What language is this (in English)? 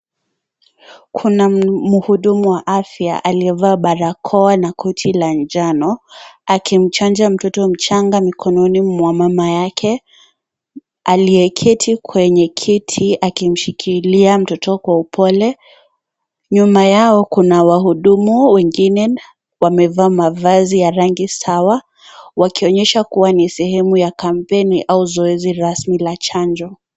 Swahili